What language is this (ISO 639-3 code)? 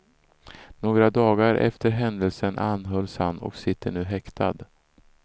swe